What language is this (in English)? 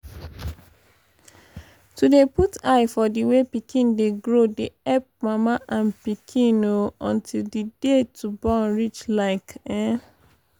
Nigerian Pidgin